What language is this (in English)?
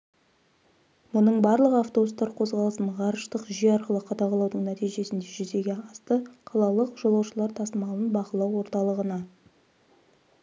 Kazakh